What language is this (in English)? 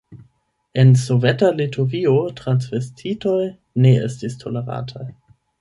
Esperanto